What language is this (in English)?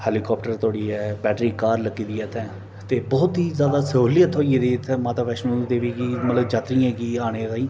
Dogri